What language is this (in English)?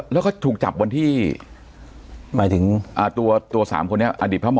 Thai